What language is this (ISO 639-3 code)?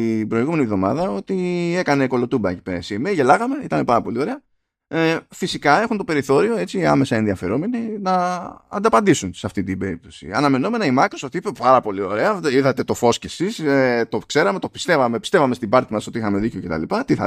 ell